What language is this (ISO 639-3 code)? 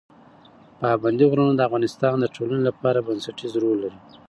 pus